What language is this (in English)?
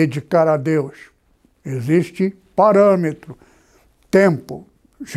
Portuguese